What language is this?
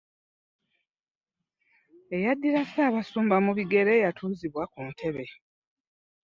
Ganda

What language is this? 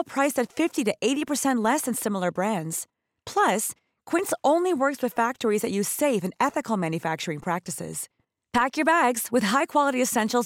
Filipino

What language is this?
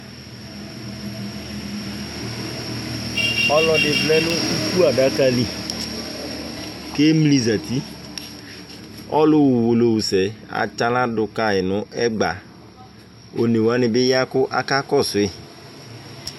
Ikposo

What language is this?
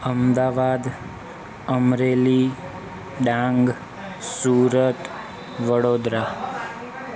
Gujarati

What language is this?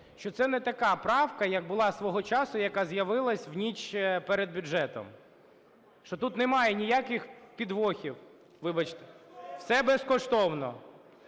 Ukrainian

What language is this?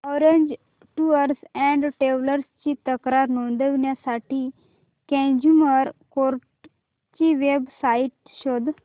Marathi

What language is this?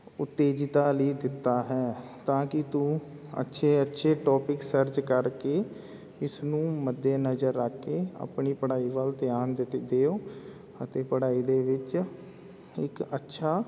Punjabi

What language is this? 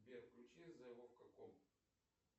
Russian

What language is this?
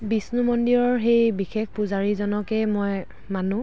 Assamese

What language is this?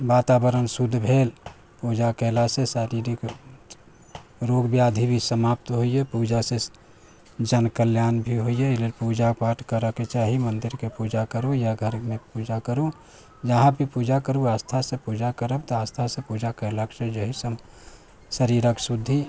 Maithili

